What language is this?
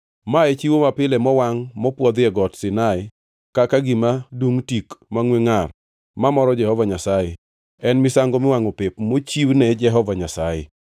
Luo (Kenya and Tanzania)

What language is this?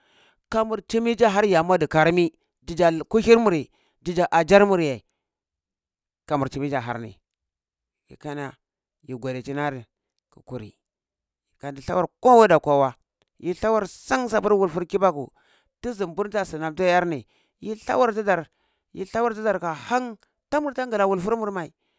Cibak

